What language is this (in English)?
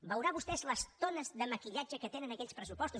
Catalan